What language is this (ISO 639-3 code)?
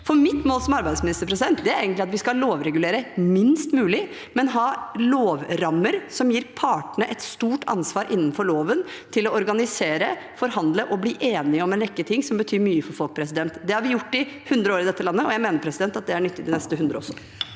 nor